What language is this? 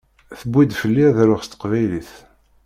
Kabyle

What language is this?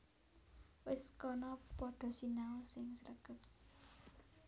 Javanese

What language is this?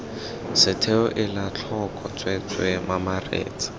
Tswana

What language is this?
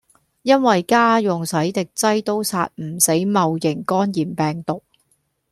Cantonese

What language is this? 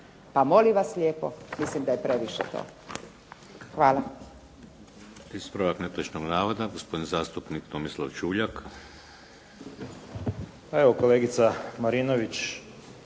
Croatian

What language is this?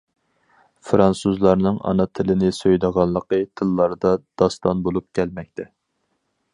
Uyghur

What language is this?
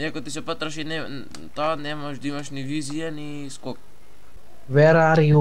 Bulgarian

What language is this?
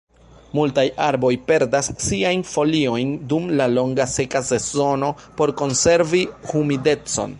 Esperanto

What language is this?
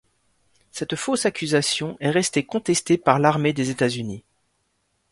French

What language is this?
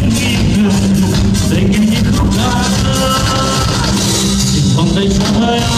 Czech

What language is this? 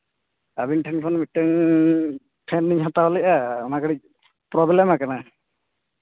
Santali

